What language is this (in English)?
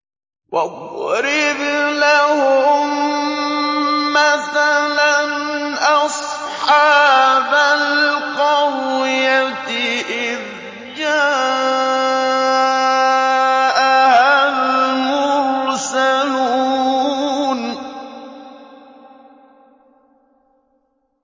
Arabic